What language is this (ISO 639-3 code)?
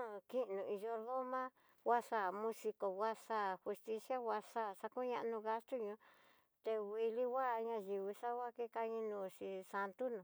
mtx